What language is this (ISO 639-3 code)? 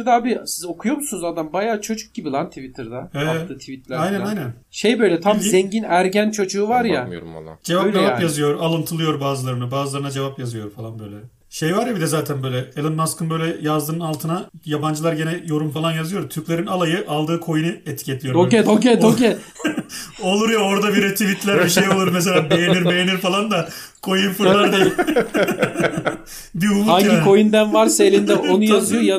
tur